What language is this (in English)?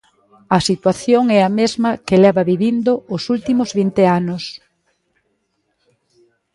Galician